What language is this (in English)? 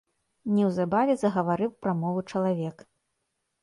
Belarusian